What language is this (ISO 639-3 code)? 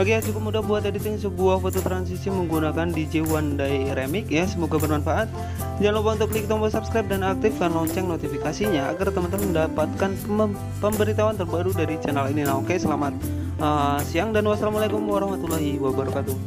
ind